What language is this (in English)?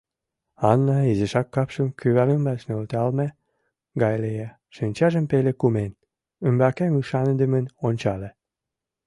Mari